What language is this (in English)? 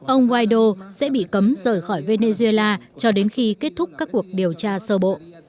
Vietnamese